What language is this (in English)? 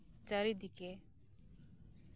Santali